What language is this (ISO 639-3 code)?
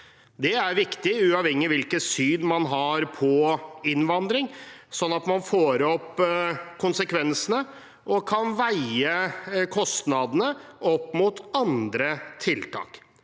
nor